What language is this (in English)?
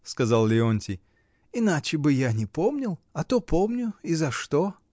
Russian